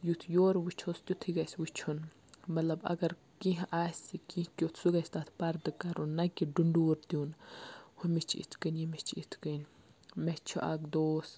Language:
Kashmiri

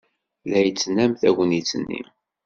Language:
Kabyle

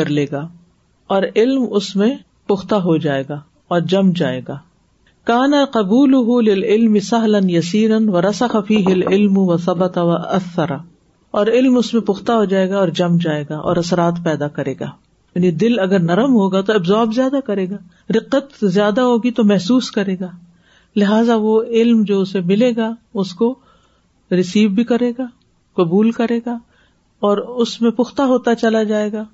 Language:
Urdu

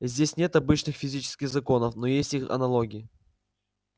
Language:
Russian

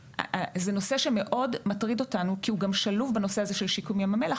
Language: Hebrew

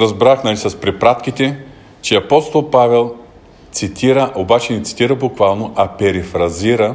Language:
Bulgarian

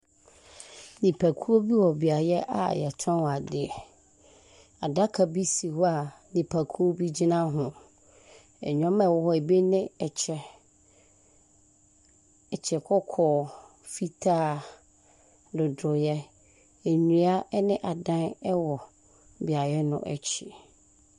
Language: Akan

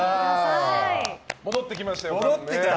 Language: Japanese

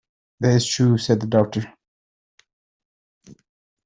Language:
English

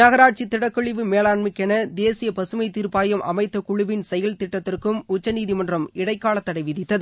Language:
Tamil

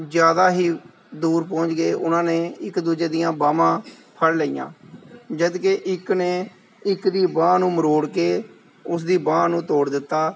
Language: Punjabi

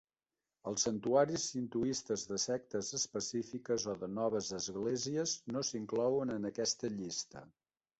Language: Catalan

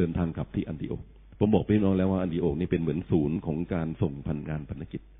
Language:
Thai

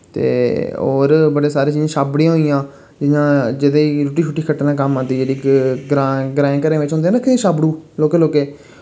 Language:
Dogri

